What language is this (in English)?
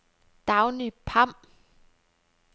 Danish